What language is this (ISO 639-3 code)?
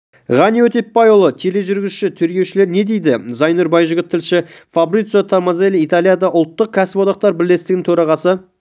kaz